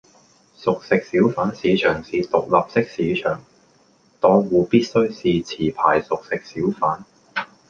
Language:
Cantonese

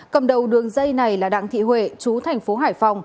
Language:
Vietnamese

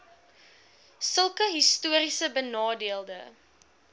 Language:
Afrikaans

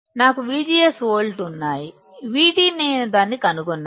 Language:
Telugu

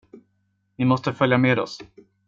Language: Swedish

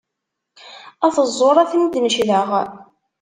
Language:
Kabyle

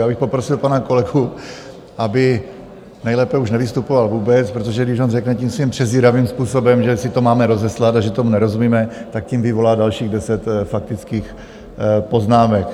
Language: Czech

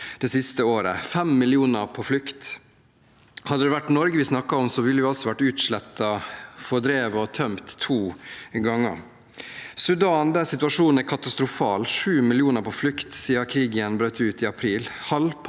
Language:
Norwegian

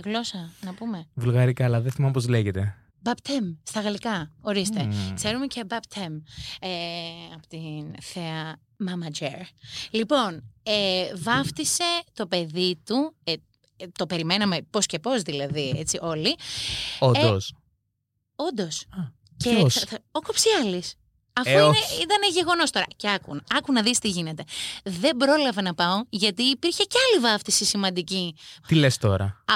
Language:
Greek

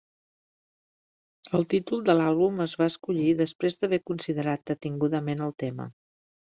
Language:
Catalan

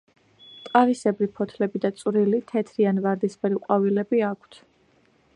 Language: Georgian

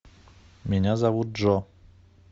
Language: Russian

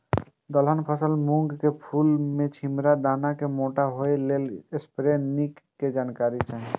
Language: Maithili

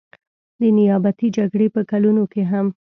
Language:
Pashto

